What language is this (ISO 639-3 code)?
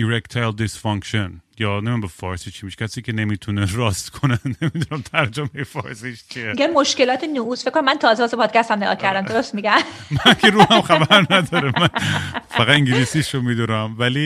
fas